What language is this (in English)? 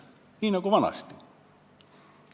Estonian